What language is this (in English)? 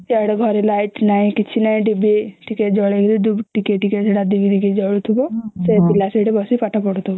Odia